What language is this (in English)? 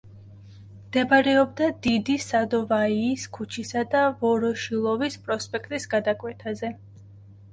Georgian